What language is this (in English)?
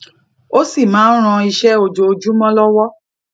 Yoruba